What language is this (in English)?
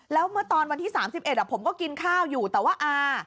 Thai